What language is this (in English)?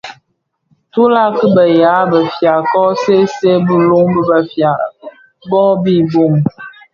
Bafia